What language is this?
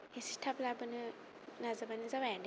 Bodo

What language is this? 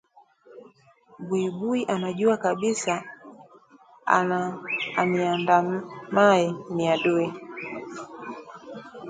Swahili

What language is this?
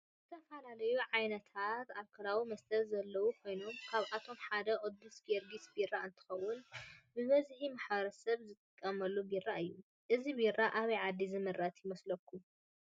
Tigrinya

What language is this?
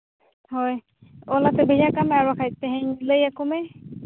Santali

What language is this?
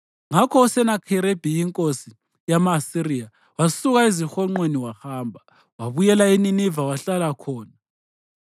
North Ndebele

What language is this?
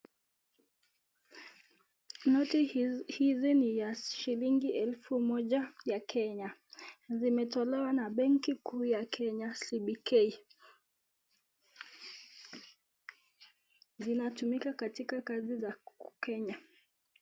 Swahili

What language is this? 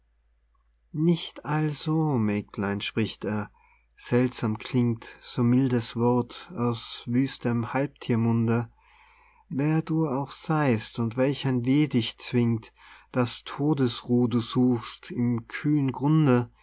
German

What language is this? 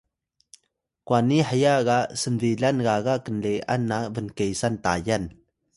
Atayal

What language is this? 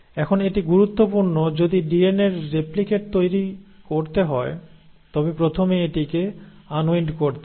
Bangla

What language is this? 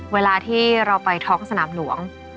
Thai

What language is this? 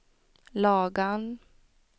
Swedish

